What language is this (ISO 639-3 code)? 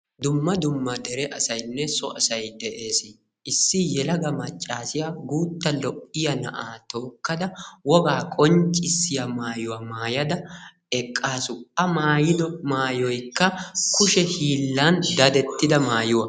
wal